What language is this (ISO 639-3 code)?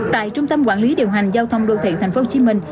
vie